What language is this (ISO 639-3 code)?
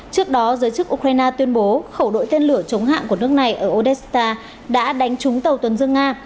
vie